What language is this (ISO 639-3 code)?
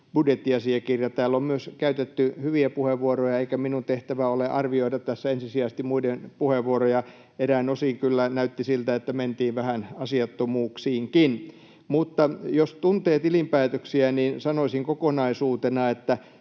fin